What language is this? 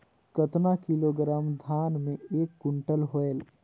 Chhattisgarhi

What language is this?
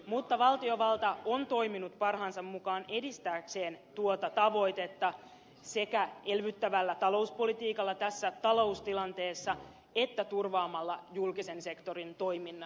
Finnish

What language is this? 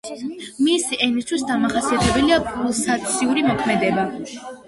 Georgian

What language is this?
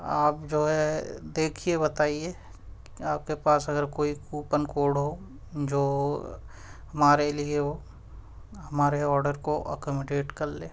Urdu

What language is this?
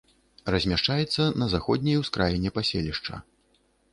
Belarusian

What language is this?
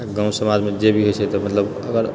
Maithili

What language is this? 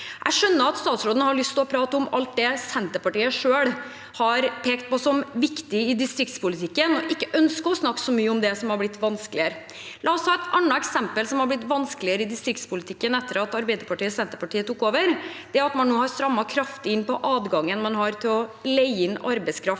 Norwegian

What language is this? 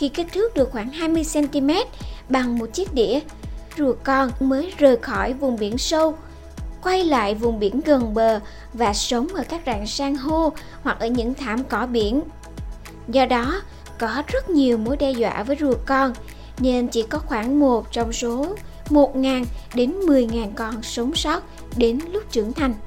Vietnamese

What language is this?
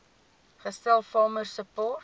Afrikaans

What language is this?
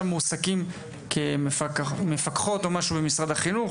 Hebrew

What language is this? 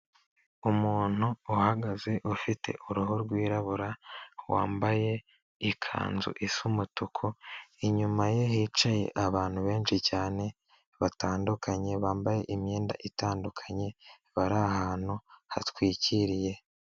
Kinyarwanda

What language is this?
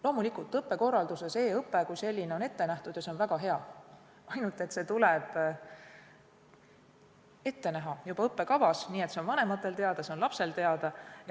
Estonian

